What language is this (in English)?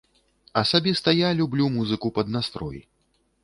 Belarusian